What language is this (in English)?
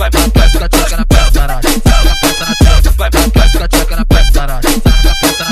Indonesian